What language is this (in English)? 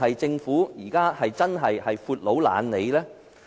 Cantonese